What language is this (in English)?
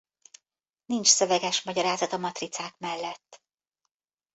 Hungarian